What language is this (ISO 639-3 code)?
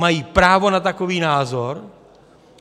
ces